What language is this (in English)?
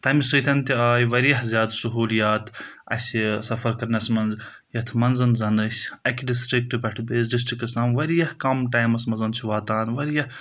Kashmiri